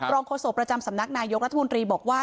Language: Thai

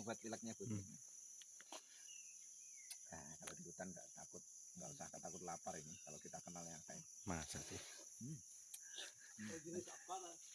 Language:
Indonesian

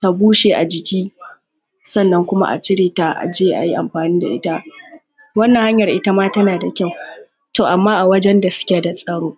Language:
Hausa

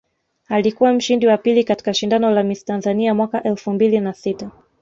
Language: Swahili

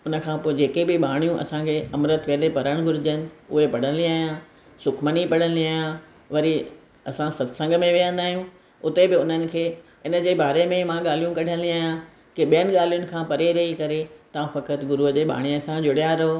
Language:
Sindhi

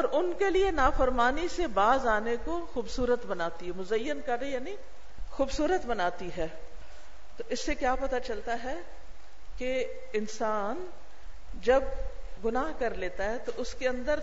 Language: Urdu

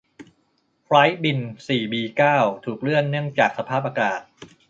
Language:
Thai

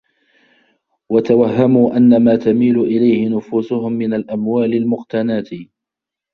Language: Arabic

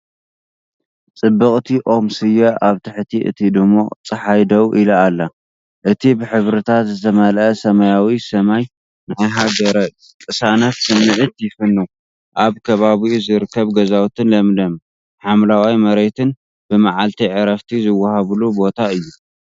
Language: Tigrinya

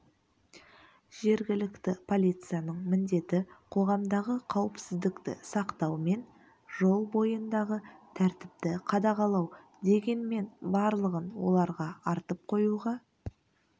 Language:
Kazakh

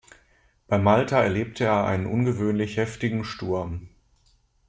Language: German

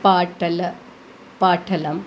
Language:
Sanskrit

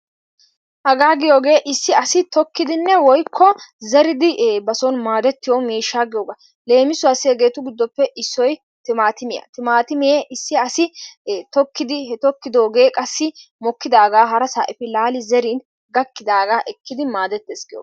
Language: Wolaytta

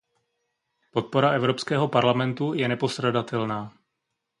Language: Czech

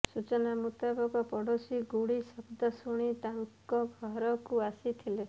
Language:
Odia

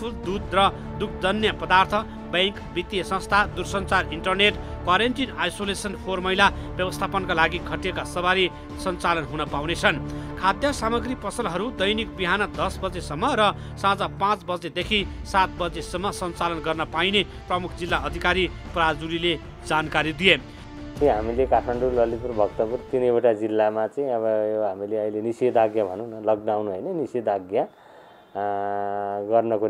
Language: Hindi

